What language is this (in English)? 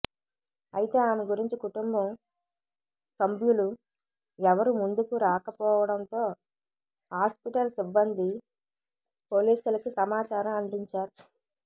Telugu